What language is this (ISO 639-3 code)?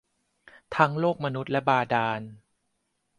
tha